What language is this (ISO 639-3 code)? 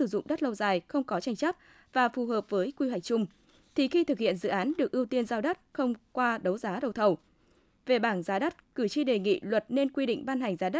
vie